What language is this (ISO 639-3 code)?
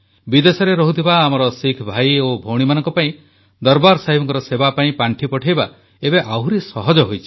ori